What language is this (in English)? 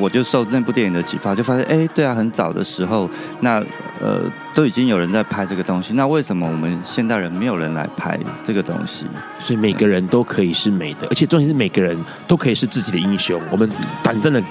Chinese